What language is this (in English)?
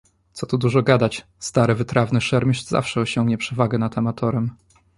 Polish